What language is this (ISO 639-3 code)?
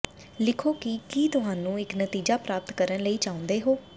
pan